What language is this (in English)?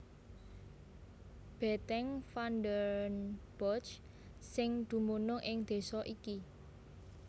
Javanese